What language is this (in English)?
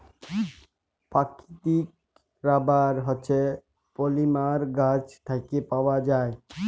Bangla